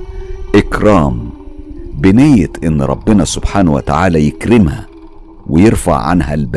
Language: Arabic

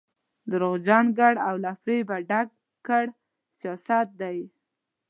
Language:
Pashto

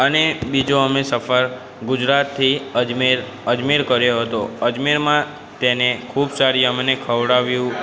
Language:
Gujarati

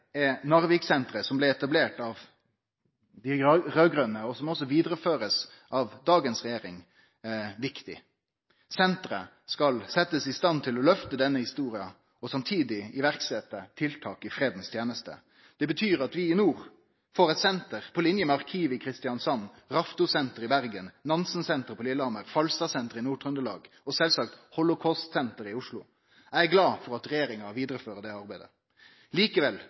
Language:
Norwegian Nynorsk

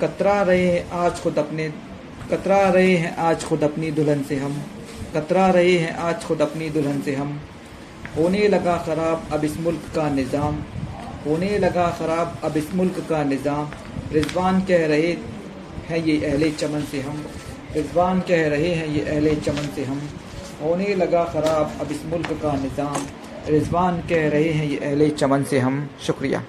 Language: Hindi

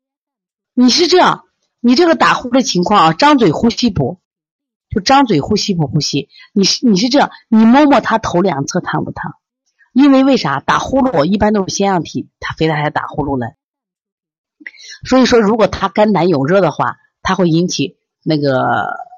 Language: Chinese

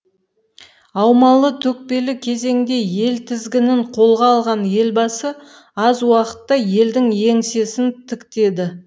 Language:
Kazakh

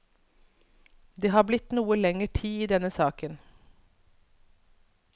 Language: Norwegian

